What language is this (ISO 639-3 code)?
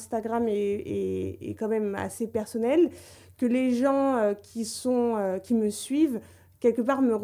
fra